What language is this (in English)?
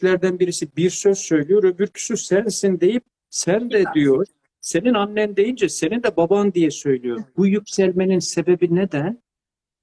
Turkish